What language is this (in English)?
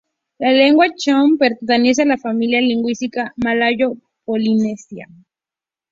Spanish